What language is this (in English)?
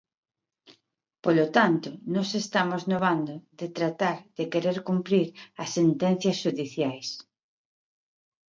Galician